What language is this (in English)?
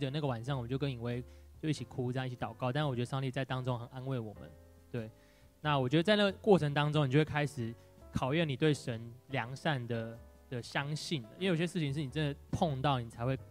Chinese